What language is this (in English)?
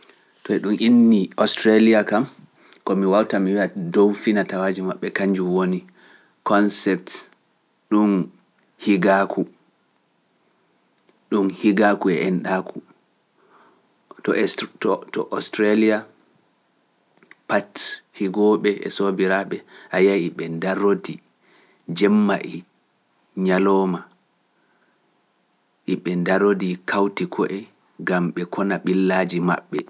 Pular